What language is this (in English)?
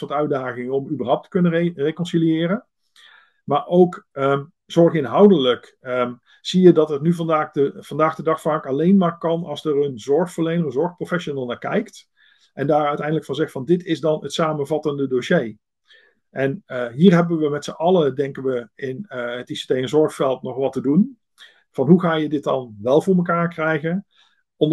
Dutch